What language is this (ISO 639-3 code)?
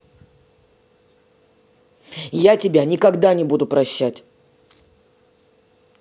rus